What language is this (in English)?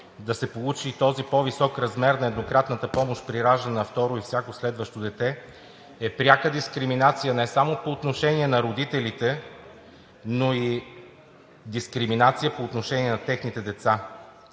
Bulgarian